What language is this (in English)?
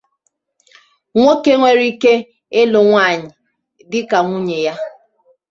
Igbo